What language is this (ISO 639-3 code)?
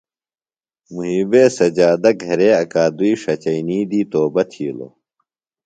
phl